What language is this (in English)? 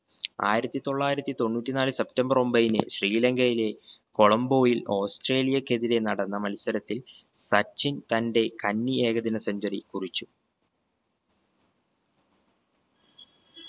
Malayalam